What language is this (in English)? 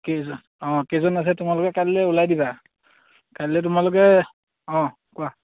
Assamese